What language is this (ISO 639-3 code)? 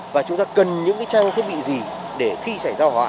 vie